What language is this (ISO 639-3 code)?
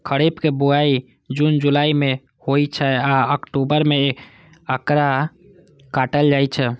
mai